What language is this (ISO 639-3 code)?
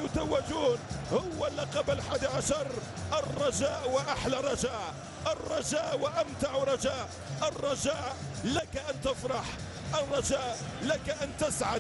ara